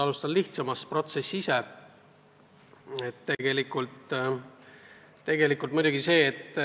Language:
Estonian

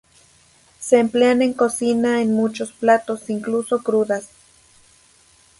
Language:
Spanish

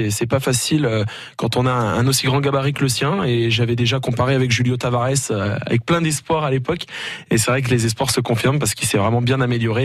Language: French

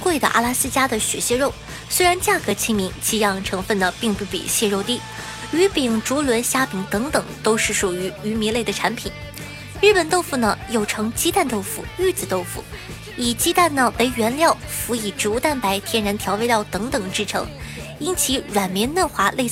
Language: Chinese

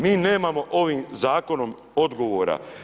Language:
Croatian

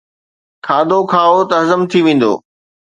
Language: Sindhi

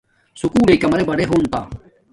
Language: Domaaki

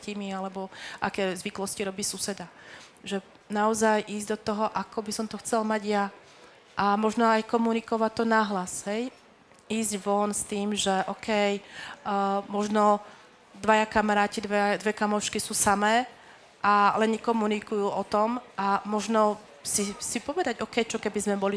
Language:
Slovak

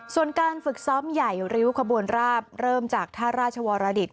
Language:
Thai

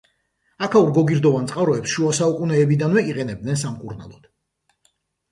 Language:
Georgian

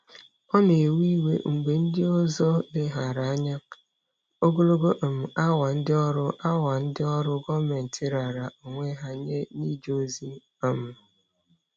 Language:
Igbo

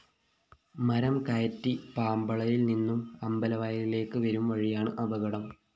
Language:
Malayalam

